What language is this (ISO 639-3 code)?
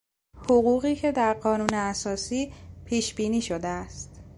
fas